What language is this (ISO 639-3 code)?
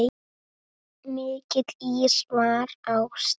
isl